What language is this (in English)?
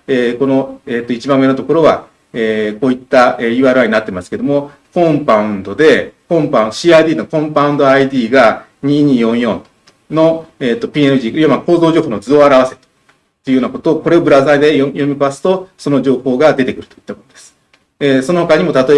Japanese